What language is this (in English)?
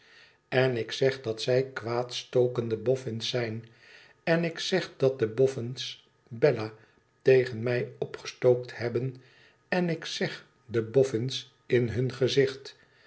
Dutch